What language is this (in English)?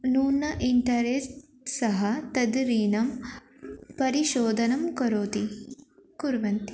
Sanskrit